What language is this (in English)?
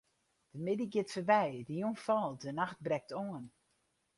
Western Frisian